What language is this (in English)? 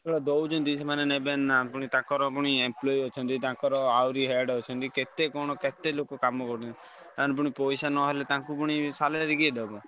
Odia